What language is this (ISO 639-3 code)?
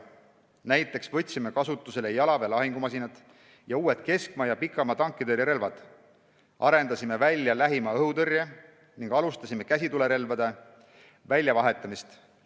est